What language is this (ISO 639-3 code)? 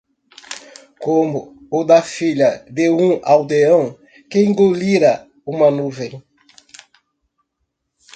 por